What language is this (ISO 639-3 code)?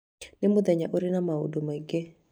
kik